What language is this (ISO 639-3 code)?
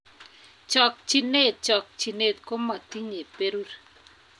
kln